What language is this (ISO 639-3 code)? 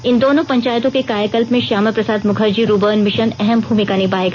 hin